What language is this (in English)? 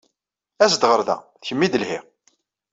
Kabyle